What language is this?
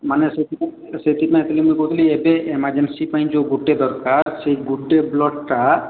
Odia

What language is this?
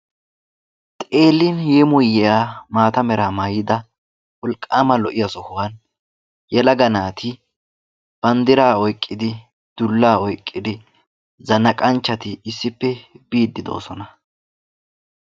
Wolaytta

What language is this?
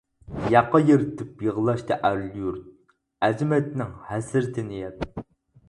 Uyghur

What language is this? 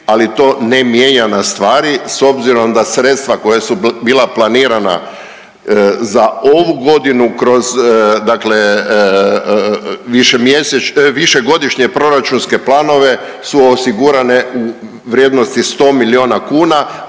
Croatian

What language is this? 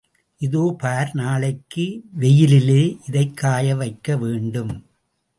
Tamil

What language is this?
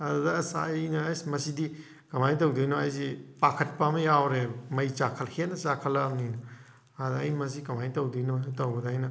Manipuri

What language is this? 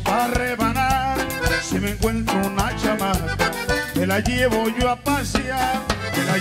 Spanish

